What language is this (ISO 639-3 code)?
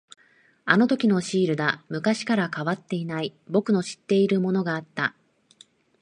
jpn